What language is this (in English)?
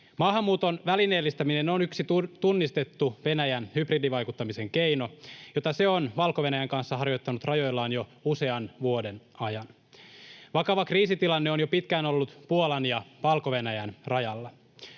Finnish